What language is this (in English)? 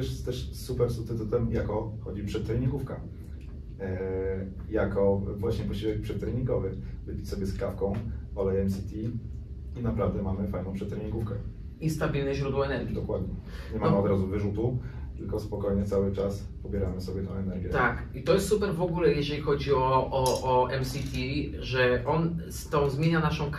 Polish